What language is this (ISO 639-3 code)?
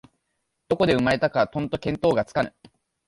jpn